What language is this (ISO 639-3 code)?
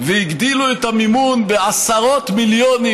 heb